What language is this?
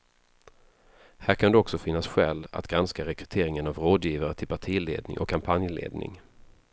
Swedish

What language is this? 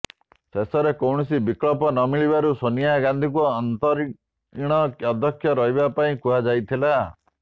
Odia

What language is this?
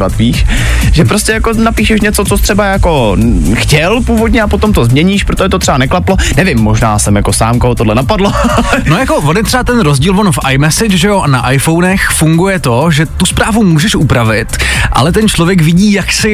Czech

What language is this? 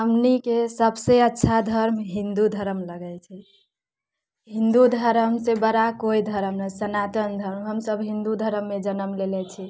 Maithili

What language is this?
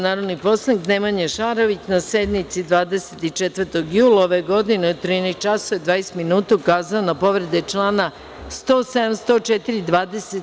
Serbian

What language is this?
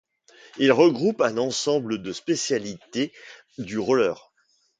French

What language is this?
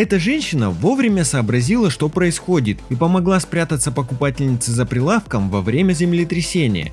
Russian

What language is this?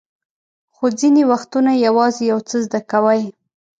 Pashto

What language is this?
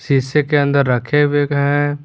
Hindi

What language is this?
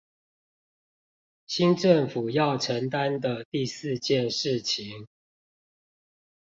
Chinese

